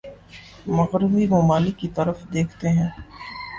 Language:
Urdu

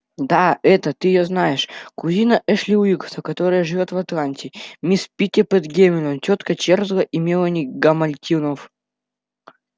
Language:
Russian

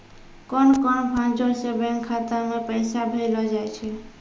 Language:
Maithili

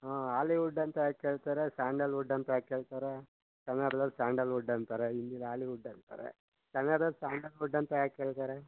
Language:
Kannada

